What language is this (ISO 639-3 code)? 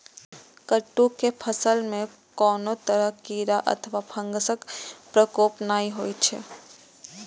mai